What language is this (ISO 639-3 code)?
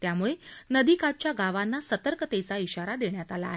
mar